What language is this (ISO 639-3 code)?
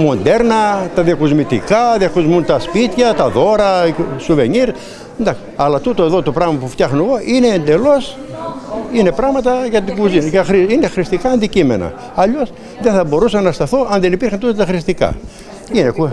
ell